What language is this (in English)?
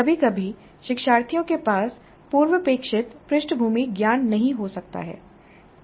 Hindi